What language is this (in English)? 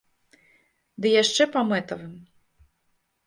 Belarusian